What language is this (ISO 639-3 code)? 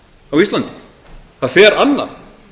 isl